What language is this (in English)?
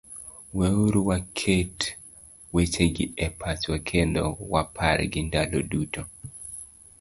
Luo (Kenya and Tanzania)